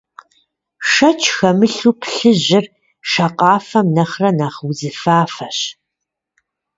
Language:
Kabardian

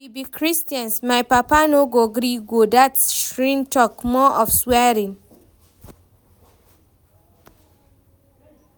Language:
Nigerian Pidgin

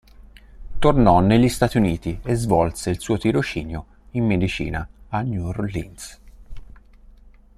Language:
Italian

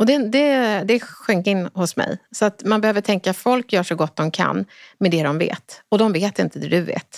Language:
Swedish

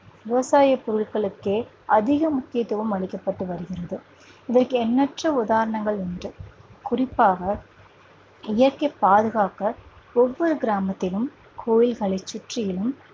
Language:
Tamil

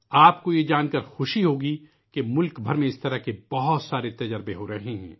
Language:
Urdu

